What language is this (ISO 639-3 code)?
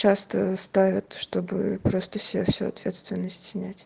rus